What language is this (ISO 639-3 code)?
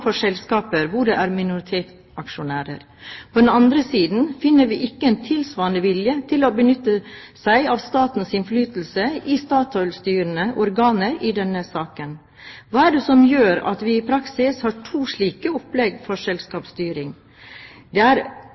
nob